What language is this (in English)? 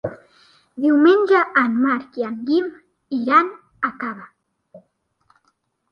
Catalan